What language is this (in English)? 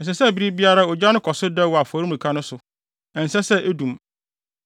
Akan